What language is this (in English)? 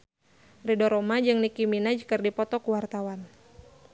Sundanese